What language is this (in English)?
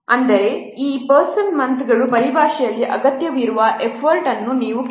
Kannada